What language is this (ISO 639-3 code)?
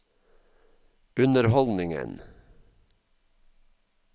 nor